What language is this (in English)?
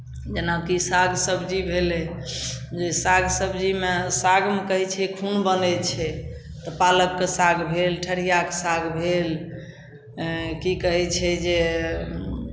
Maithili